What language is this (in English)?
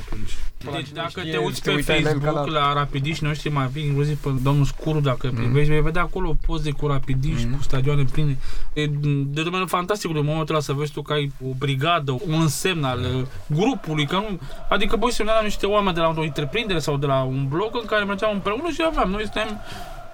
Romanian